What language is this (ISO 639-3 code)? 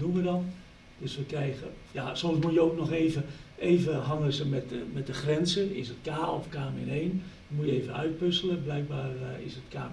nld